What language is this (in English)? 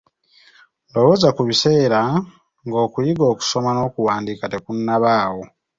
Ganda